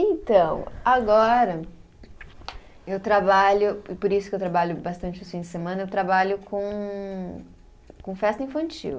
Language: Portuguese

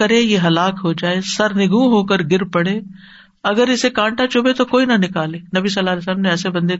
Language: Urdu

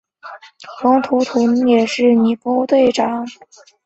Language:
Chinese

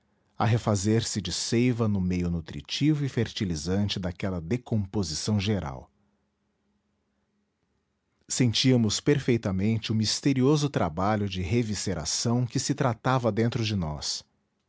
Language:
Portuguese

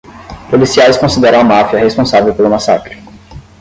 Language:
Portuguese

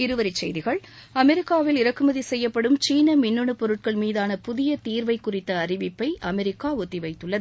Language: Tamil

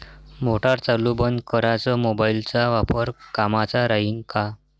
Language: Marathi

